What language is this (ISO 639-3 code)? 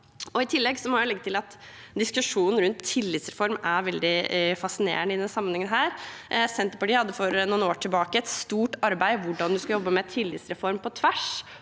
nor